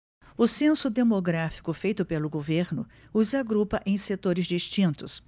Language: Portuguese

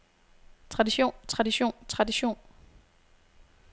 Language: Danish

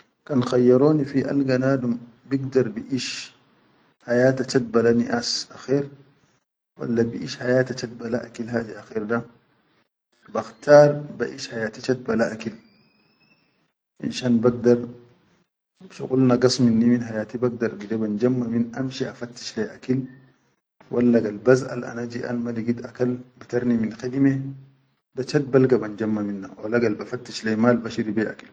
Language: Chadian Arabic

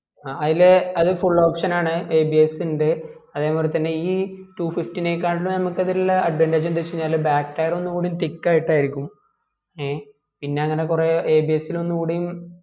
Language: Malayalam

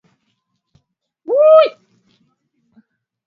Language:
Swahili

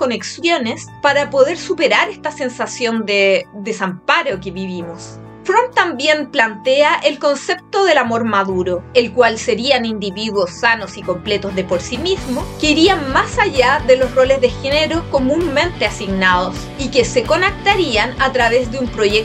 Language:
Spanish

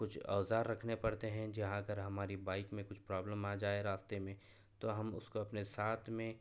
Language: Urdu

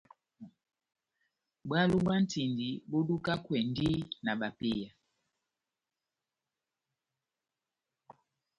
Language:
Batanga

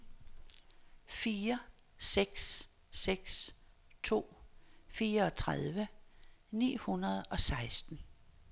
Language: Danish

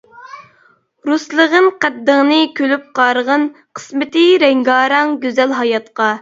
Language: Uyghur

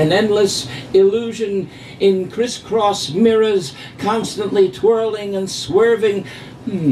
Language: English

